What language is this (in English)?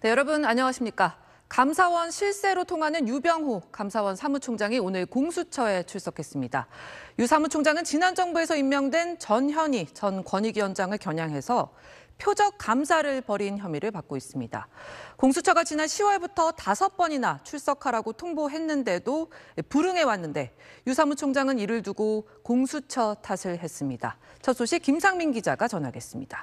Korean